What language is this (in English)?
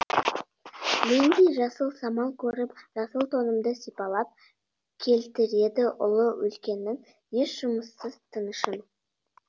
Kazakh